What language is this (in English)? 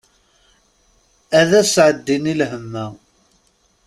Kabyle